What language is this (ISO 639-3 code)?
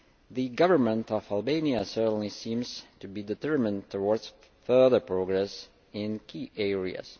eng